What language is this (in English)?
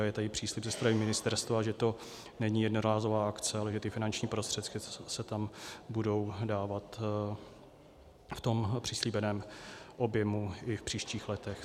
Czech